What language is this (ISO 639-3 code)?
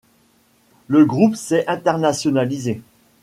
fra